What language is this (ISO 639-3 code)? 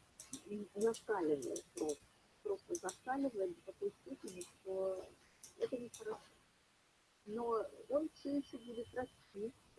rus